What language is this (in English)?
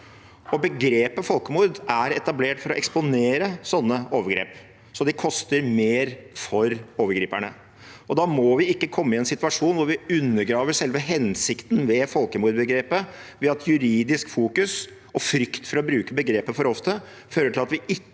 Norwegian